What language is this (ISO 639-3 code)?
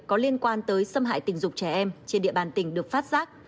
vie